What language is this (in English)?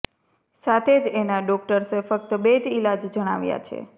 Gujarati